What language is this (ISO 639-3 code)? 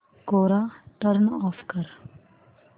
mar